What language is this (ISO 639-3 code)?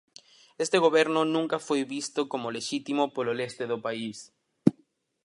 glg